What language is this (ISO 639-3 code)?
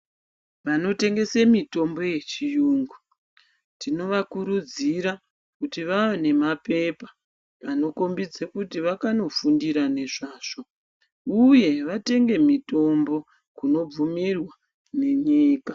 ndc